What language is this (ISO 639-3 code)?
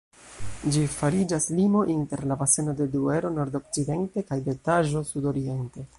epo